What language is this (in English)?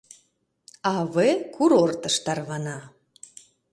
Mari